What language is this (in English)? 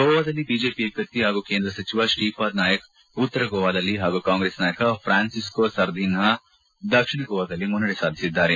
Kannada